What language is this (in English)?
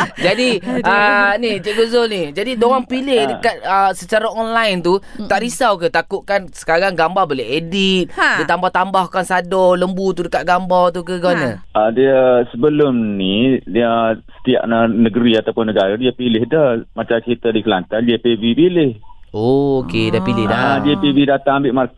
Malay